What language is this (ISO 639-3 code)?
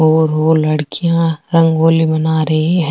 raj